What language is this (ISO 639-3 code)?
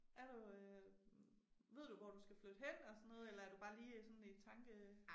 dan